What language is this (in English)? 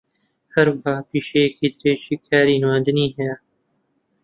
Central Kurdish